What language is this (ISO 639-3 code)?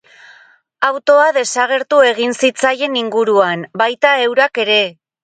eus